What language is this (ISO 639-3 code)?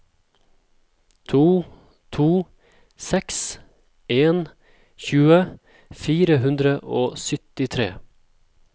nor